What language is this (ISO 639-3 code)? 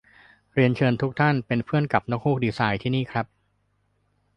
tha